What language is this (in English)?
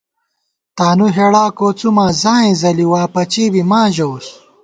Gawar-Bati